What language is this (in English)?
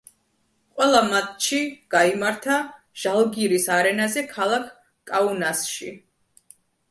Georgian